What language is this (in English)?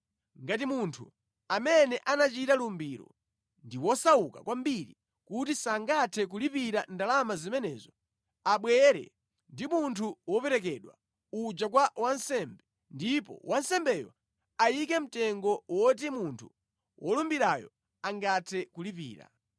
Nyanja